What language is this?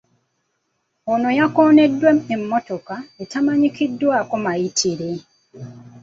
Ganda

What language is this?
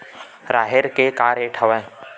Chhattisgarhi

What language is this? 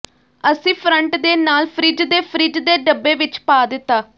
Punjabi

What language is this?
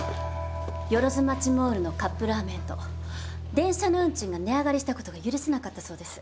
Japanese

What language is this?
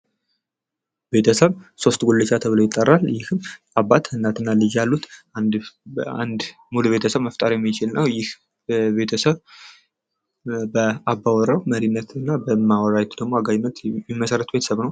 Amharic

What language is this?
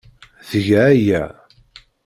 Kabyle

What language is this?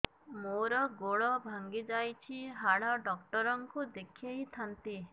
Odia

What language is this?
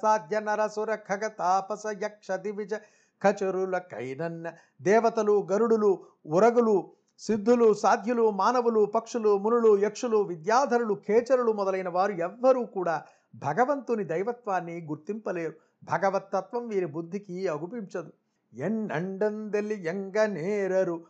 Telugu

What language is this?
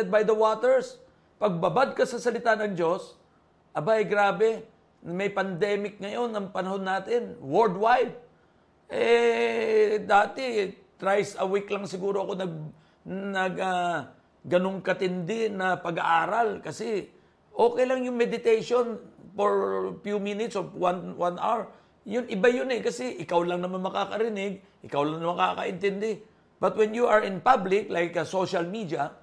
Filipino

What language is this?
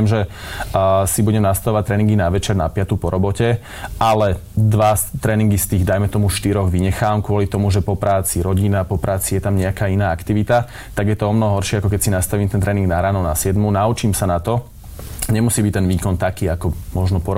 Slovak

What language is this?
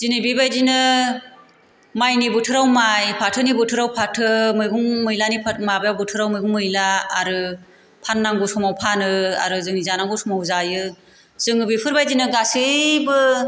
Bodo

